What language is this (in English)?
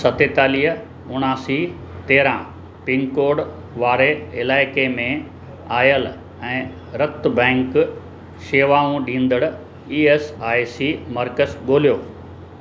Sindhi